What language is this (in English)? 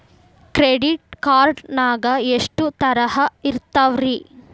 Kannada